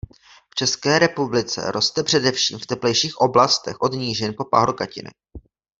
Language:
Czech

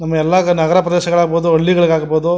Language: Kannada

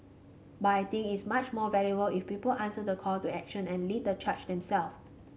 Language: English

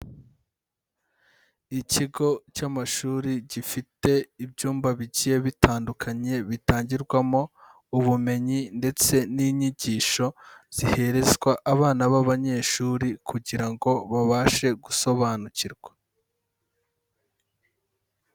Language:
Kinyarwanda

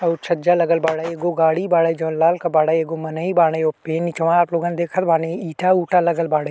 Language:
Bhojpuri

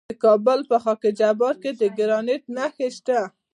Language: Pashto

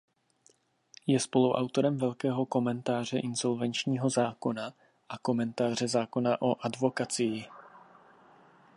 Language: Czech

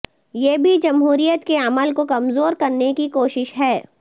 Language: Urdu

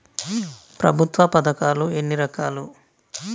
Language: Telugu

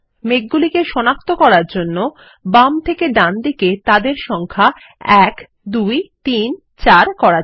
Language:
Bangla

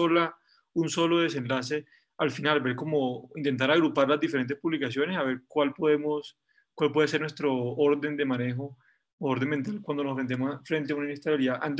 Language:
Spanish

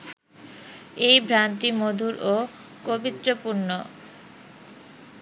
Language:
Bangla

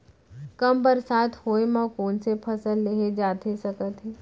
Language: Chhattisgarhi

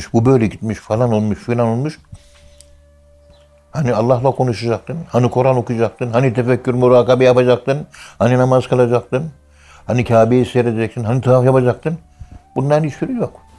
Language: Turkish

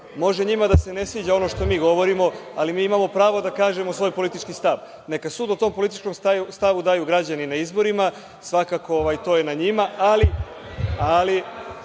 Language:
Serbian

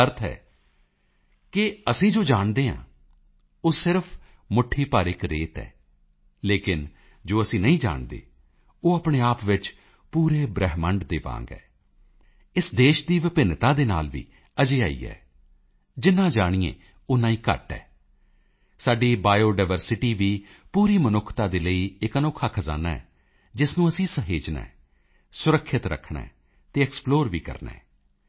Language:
Punjabi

